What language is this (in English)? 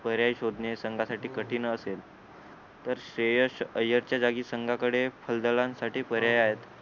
Marathi